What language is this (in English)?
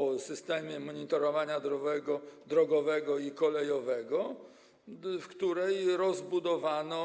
Polish